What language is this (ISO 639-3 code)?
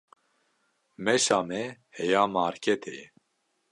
kur